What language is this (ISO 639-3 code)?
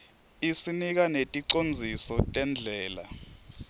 ssw